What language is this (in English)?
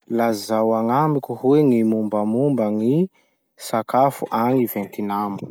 Masikoro Malagasy